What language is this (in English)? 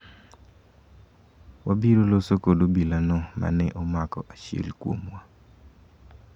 Luo (Kenya and Tanzania)